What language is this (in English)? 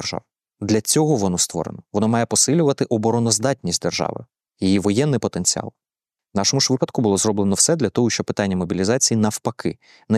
Ukrainian